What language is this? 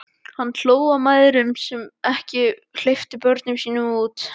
Icelandic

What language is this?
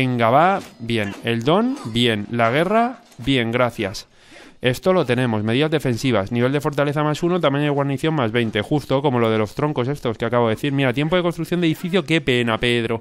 Spanish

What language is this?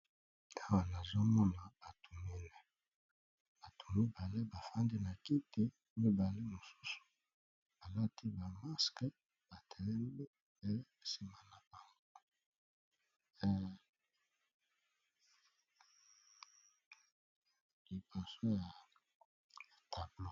Lingala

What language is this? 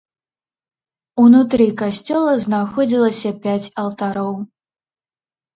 Belarusian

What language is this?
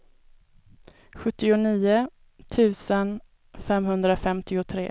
Swedish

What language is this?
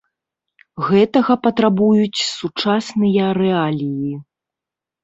Belarusian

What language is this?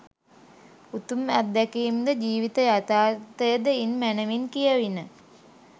Sinhala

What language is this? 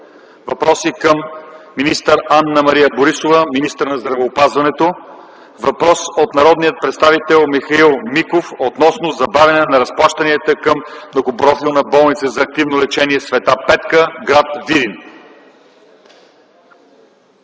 Bulgarian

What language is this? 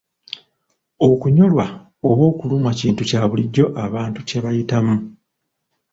Ganda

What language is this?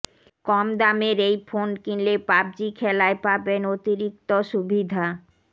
Bangla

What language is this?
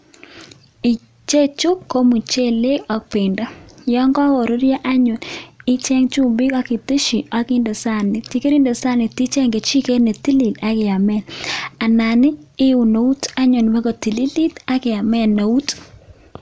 Kalenjin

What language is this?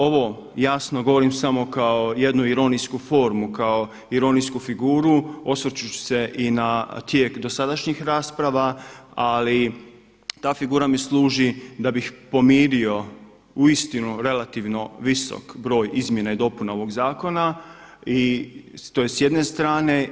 Croatian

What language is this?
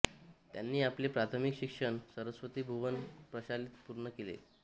Marathi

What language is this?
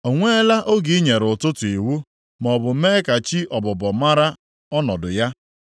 Igbo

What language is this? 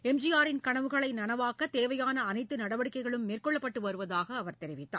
Tamil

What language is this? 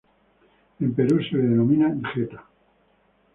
Spanish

